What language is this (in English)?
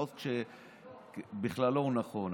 Hebrew